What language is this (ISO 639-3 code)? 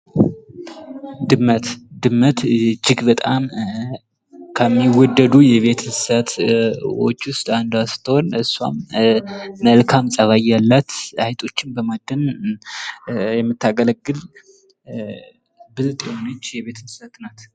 amh